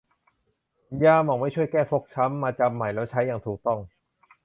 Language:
Thai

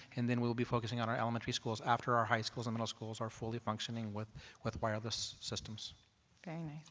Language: English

